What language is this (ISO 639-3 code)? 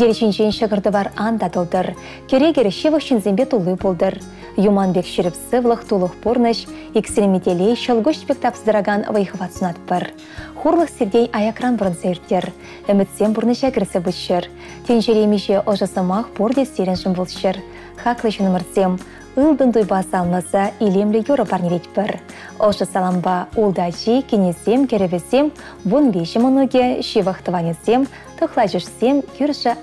rus